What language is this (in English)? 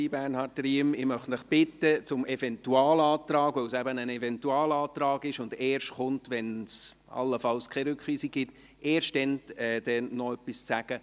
Swiss German